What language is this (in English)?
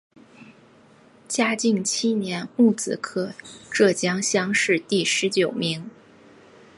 Chinese